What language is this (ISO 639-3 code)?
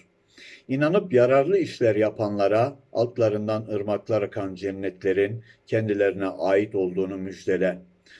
tur